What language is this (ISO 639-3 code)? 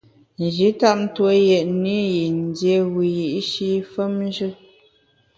bax